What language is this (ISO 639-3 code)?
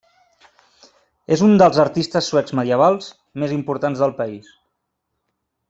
cat